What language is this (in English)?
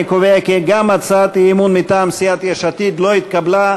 Hebrew